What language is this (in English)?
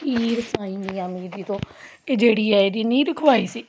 Punjabi